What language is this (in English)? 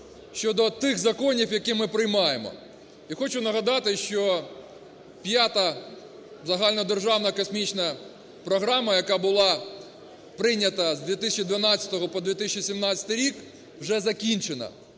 Ukrainian